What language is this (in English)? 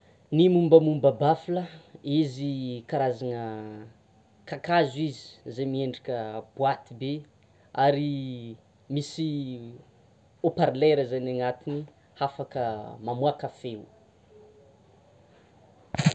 Tsimihety Malagasy